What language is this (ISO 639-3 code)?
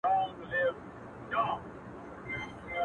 pus